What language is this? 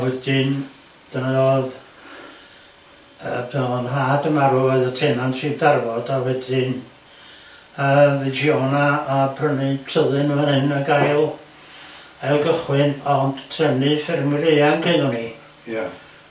Welsh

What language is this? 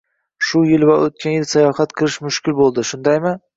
Uzbek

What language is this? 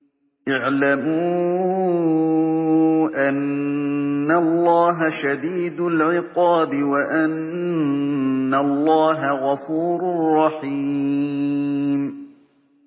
Arabic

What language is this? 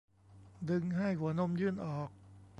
Thai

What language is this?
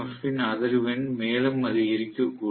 Tamil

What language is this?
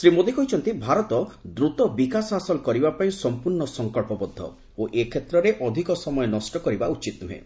Odia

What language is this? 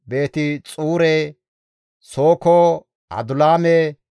Gamo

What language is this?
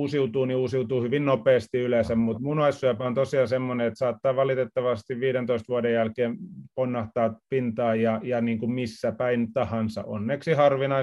Finnish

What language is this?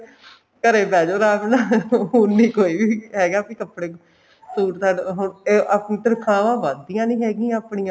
Punjabi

